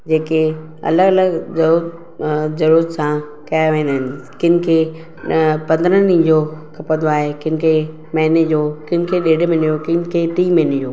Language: Sindhi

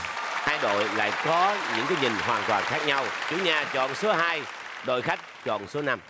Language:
Vietnamese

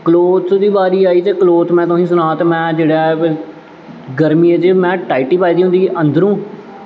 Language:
Dogri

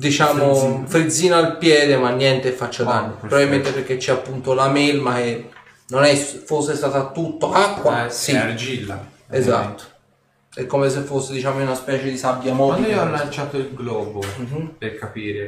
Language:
Italian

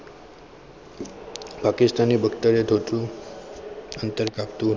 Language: Gujarati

